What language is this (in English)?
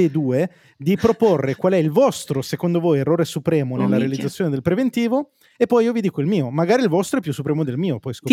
Italian